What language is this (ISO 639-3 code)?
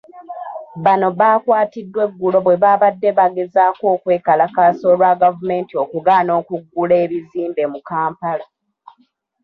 lug